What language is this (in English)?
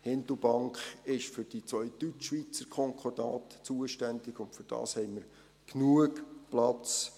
Swiss German